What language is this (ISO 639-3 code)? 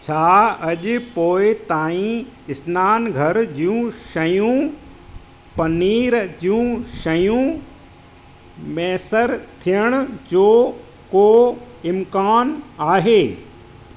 snd